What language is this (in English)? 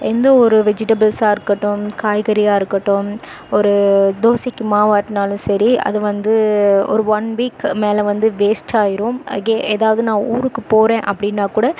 Tamil